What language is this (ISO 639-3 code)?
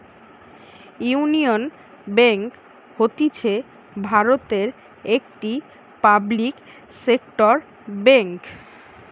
ben